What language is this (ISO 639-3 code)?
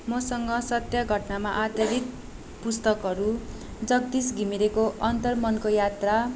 nep